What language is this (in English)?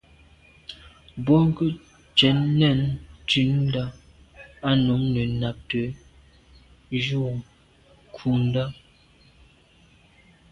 Medumba